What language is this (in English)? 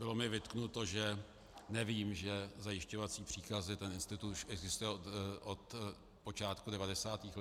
Czech